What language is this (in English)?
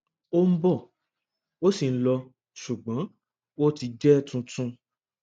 Yoruba